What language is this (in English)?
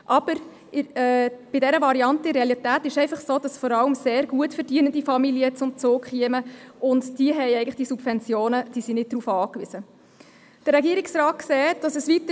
Swiss German